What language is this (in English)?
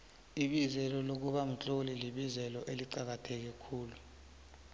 South Ndebele